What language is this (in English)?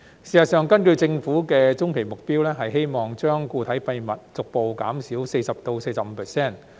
Cantonese